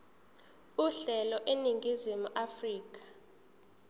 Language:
Zulu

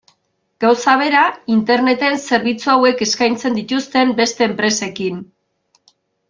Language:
Basque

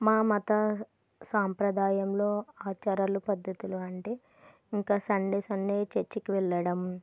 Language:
Telugu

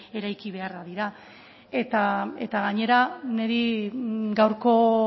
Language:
Basque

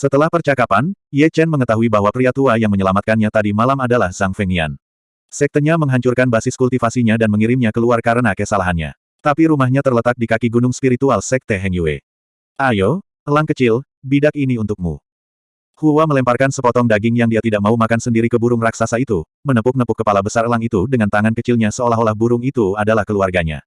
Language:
Indonesian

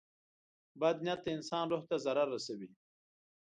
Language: Pashto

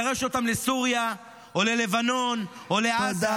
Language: Hebrew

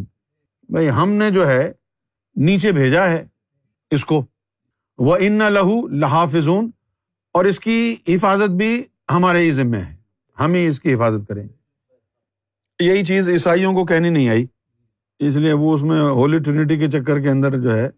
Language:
Urdu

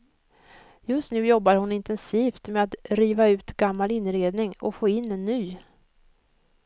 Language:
Swedish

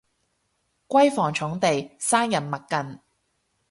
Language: Cantonese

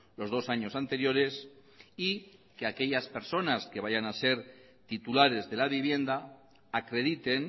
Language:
Spanish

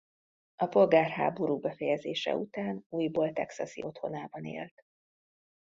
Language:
Hungarian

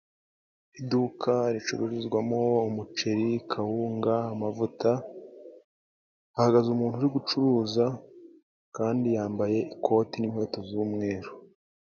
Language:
Kinyarwanda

